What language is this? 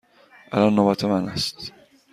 Persian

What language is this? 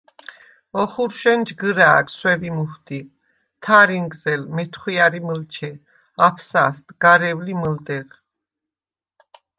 Svan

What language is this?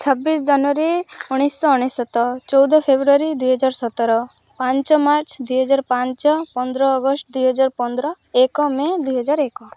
Odia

